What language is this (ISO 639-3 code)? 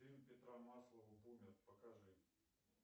rus